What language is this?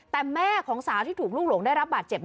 Thai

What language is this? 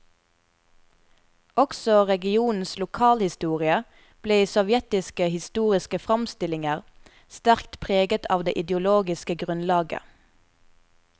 Norwegian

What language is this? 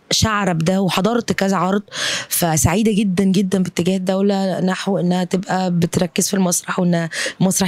Arabic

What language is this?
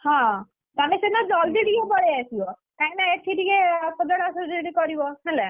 Odia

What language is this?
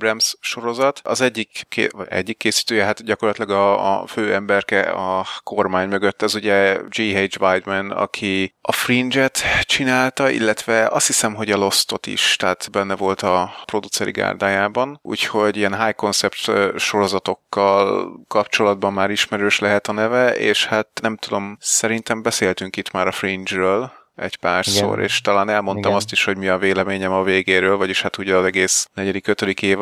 Hungarian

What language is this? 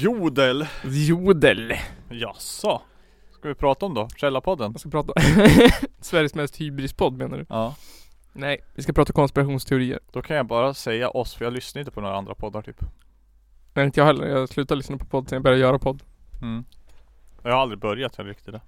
Swedish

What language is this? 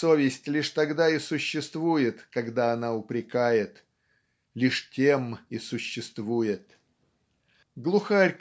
Russian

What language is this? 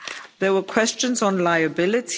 English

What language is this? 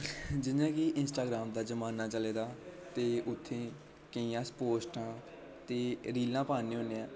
Dogri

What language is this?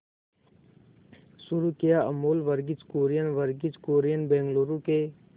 Hindi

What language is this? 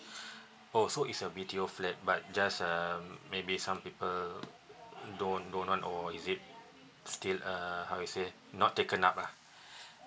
English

